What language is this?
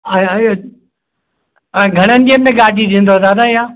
Sindhi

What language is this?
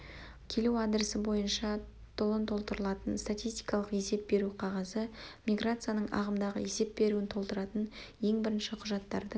Kazakh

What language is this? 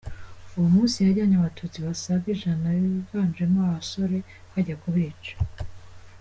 Kinyarwanda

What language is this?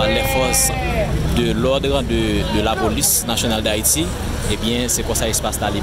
French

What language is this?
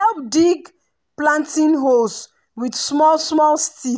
Nigerian Pidgin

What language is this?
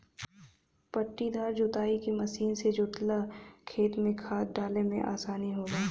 Bhojpuri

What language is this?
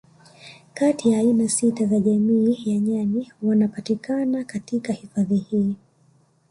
Swahili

